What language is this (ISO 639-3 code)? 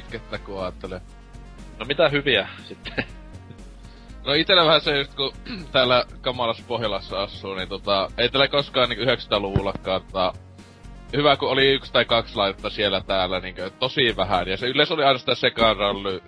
fin